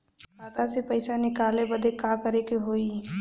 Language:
Bhojpuri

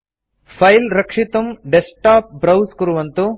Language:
Sanskrit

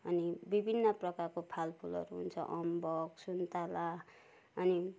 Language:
Nepali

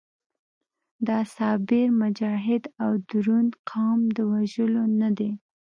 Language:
Pashto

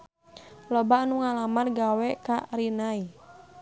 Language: Sundanese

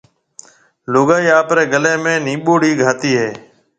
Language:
Marwari (Pakistan)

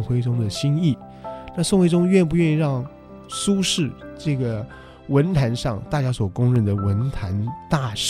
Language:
Chinese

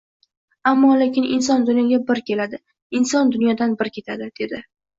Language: Uzbek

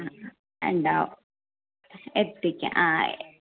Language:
Malayalam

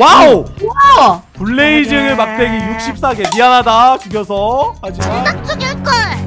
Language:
Korean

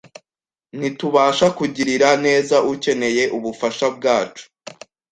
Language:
Kinyarwanda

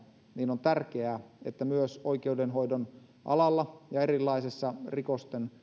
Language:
Finnish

